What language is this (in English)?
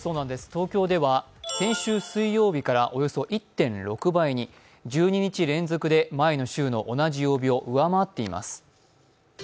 Japanese